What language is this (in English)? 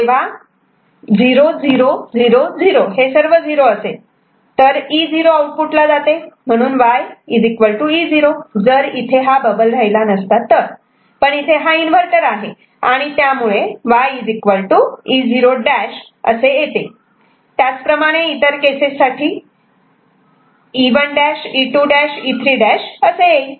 Marathi